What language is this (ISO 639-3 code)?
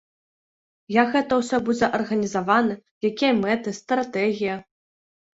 bel